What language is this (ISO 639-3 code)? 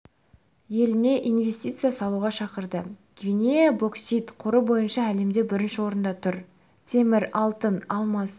kaz